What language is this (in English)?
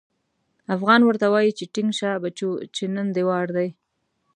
Pashto